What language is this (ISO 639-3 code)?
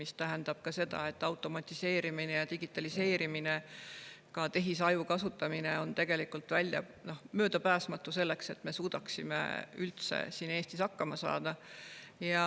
est